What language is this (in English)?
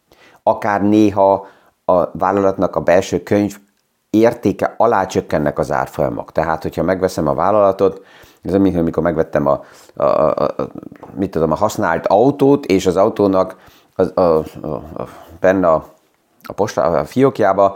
Hungarian